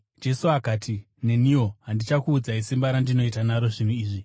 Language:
Shona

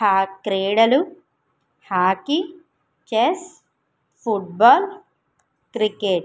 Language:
Telugu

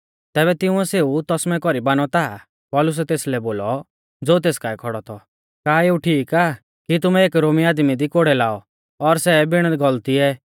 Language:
Mahasu Pahari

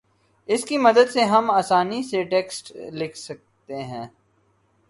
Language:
Urdu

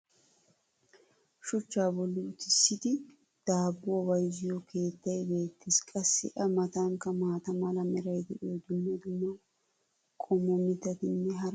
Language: Wolaytta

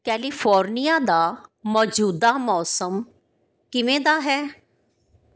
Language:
Punjabi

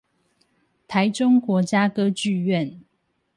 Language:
Chinese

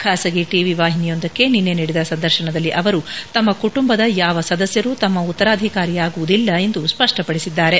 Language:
Kannada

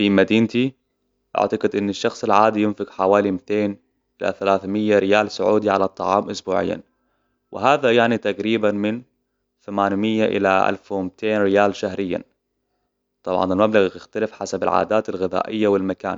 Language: Hijazi Arabic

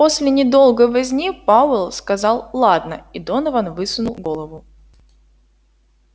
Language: Russian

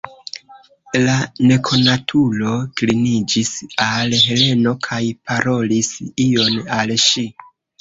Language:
Esperanto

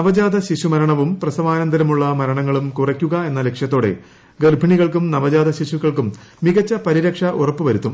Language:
Malayalam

